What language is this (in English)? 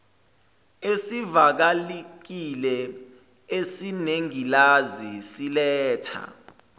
Zulu